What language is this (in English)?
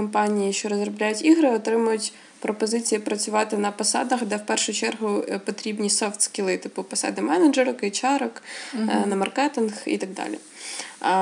Ukrainian